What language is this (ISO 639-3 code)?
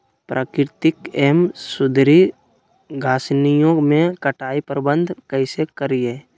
mag